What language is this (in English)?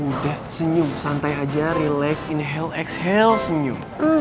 Indonesian